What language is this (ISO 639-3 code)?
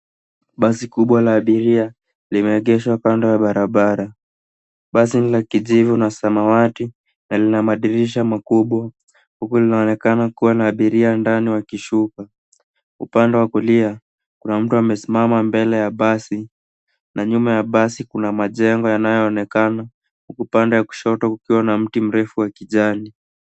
swa